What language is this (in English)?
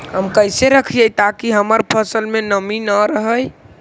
Magahi